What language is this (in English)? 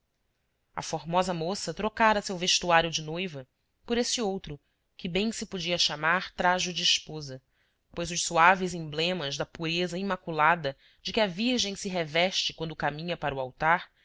Portuguese